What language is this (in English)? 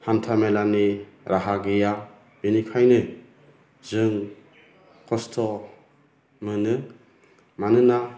Bodo